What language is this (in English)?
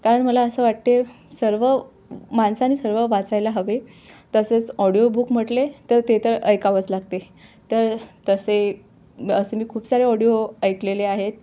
Marathi